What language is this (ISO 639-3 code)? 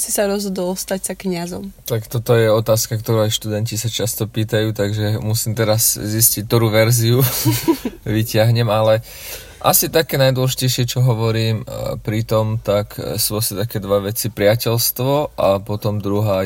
slk